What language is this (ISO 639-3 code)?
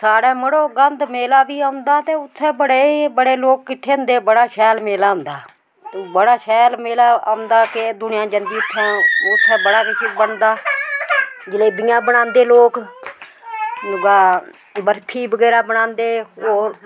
doi